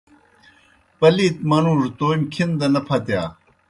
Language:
Kohistani Shina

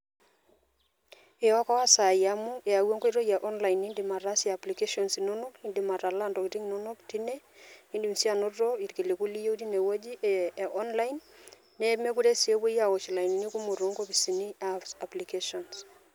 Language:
Masai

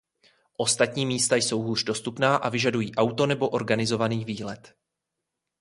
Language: Czech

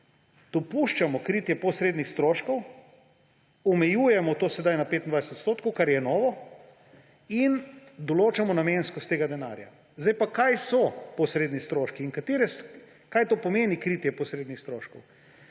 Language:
Slovenian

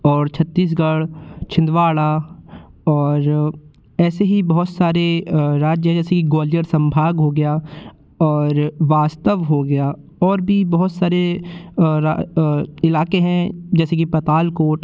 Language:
Hindi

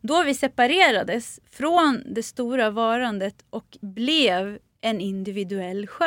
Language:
Swedish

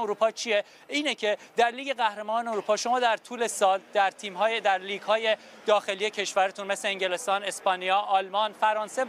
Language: Persian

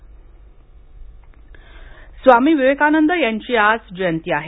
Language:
Marathi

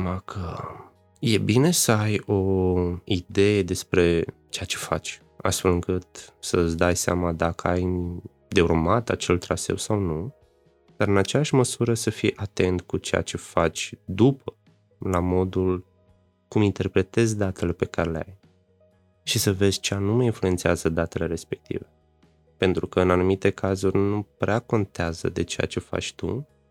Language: Romanian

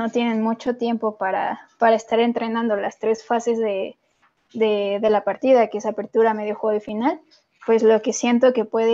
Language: Spanish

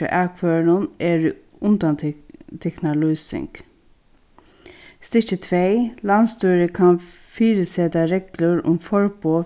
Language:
Faroese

